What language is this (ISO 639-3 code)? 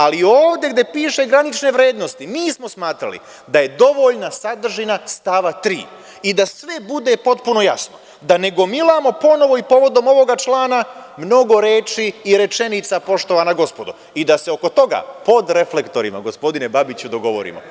srp